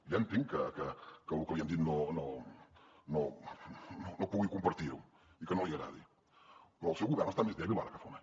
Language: Catalan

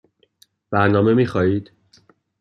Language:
Persian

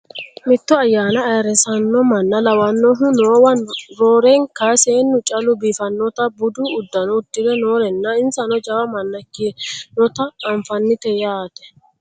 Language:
Sidamo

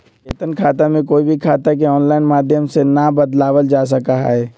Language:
Magahi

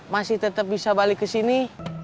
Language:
Indonesian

